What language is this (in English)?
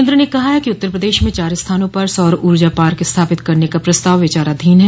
Hindi